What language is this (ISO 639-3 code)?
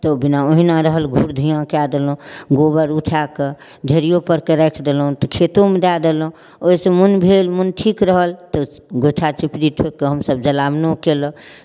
mai